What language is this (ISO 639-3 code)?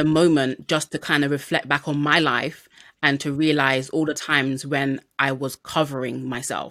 eng